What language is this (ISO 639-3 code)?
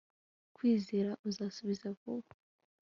kin